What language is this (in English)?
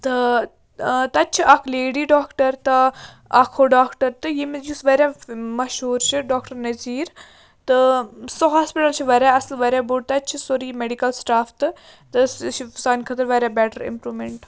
Kashmiri